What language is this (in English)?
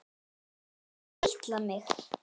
Icelandic